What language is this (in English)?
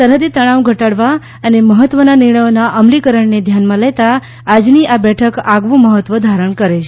Gujarati